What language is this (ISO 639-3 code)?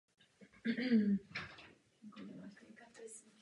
ces